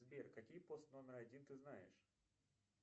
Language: Russian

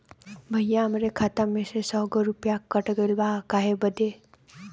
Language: Bhojpuri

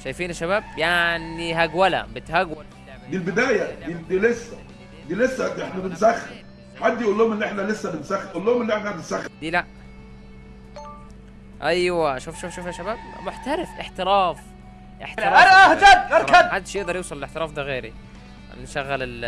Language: Arabic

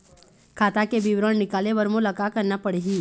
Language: Chhattisgarhi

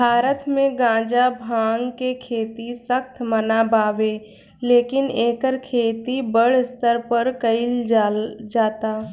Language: Bhojpuri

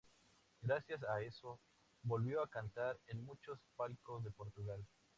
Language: Spanish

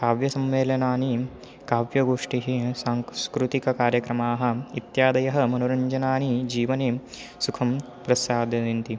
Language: Sanskrit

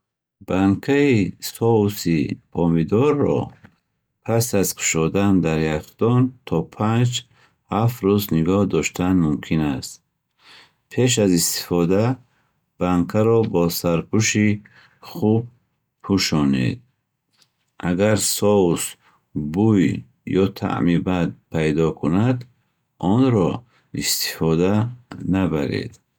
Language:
Bukharic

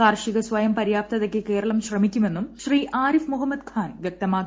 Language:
Malayalam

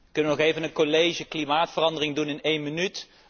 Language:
Dutch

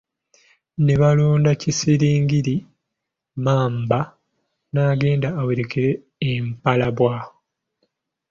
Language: Ganda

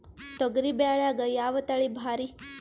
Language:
Kannada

